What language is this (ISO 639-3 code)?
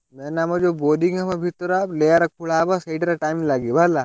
ori